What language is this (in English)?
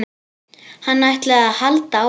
Icelandic